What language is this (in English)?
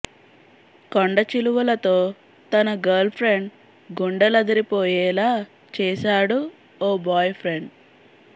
Telugu